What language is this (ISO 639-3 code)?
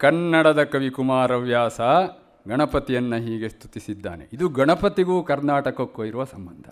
kan